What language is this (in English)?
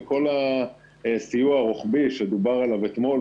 Hebrew